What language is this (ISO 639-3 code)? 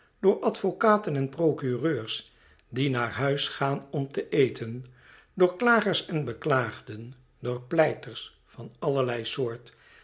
nld